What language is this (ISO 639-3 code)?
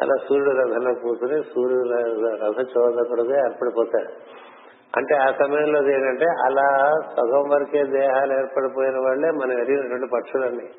tel